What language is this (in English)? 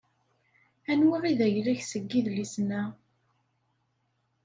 Kabyle